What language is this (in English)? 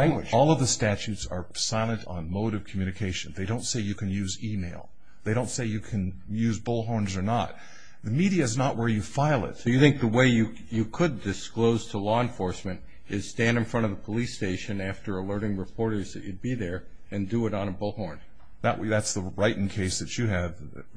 English